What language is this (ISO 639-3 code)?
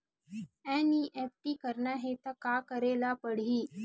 hne